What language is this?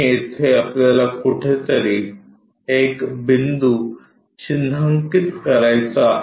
Marathi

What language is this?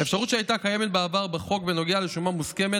Hebrew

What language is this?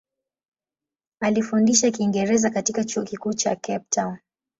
Swahili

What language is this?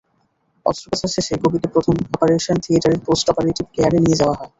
Bangla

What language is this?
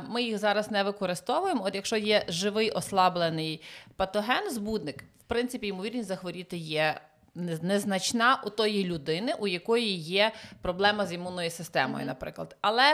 Ukrainian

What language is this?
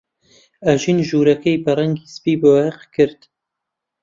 Central Kurdish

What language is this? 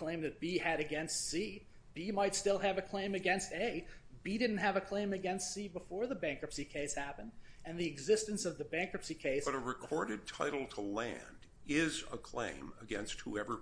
English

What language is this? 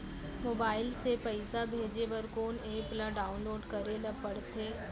Chhattisgarhi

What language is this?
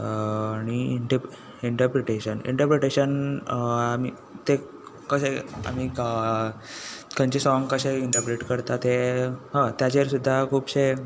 Konkani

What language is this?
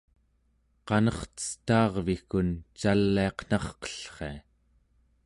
Central Yupik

